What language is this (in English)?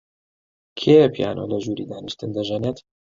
Central Kurdish